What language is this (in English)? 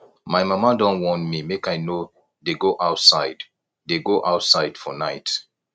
Nigerian Pidgin